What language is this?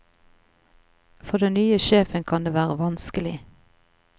Norwegian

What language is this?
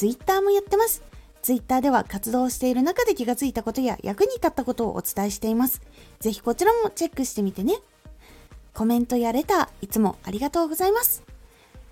Japanese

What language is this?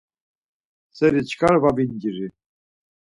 Laz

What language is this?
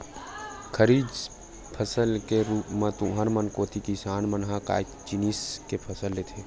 Chhattisgarhi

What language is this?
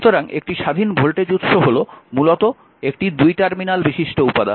Bangla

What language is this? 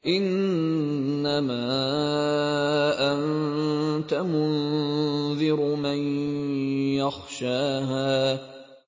Arabic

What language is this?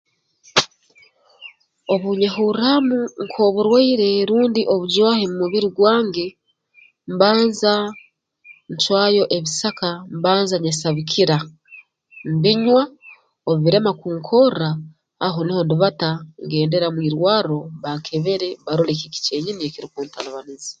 Tooro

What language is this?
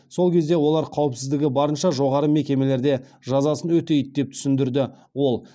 Kazakh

